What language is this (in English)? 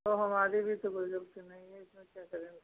Hindi